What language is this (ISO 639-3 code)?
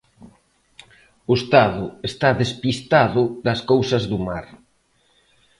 glg